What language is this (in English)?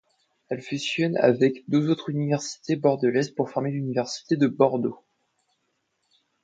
French